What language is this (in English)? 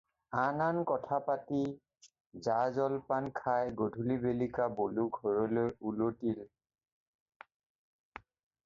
Assamese